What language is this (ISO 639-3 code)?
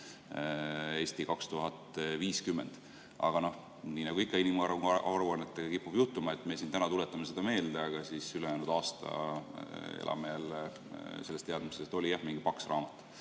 est